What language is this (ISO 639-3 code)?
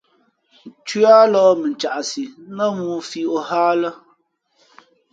fmp